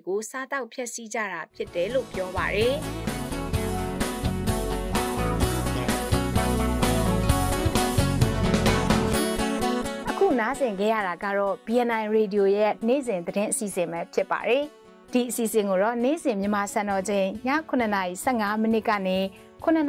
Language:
Vietnamese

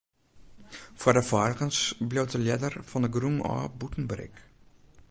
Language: Western Frisian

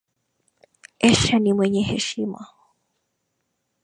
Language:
Swahili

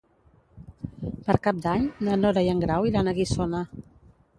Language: Catalan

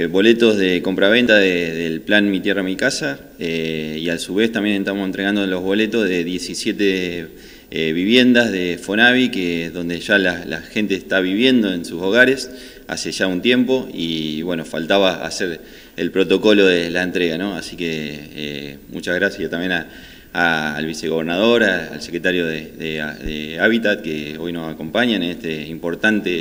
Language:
Spanish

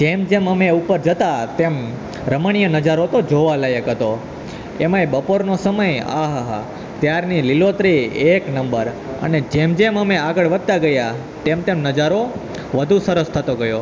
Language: Gujarati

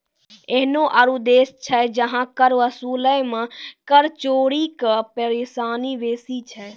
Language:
Maithili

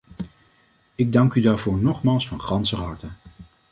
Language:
Dutch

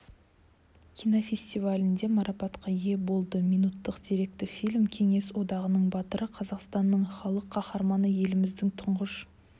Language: Kazakh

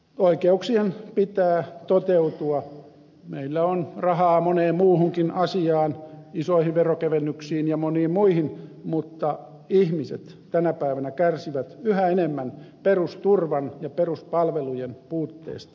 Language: Finnish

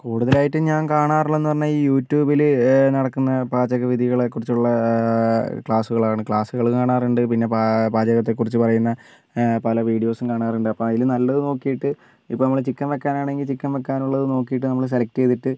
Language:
Malayalam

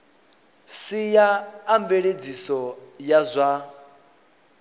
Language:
Venda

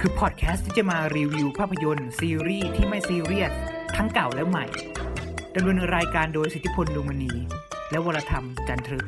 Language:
Thai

